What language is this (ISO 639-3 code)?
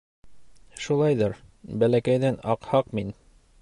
bak